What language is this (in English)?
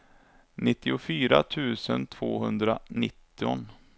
Swedish